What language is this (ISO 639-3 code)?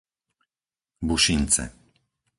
slk